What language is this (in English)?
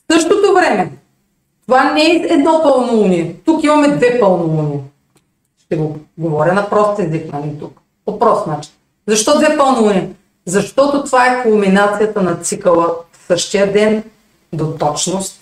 Bulgarian